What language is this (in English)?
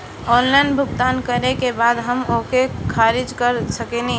Bhojpuri